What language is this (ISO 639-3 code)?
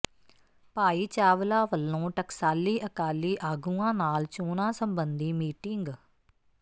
pan